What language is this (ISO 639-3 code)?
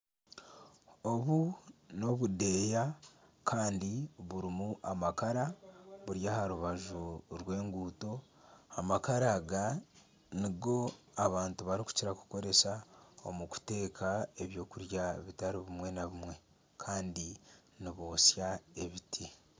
nyn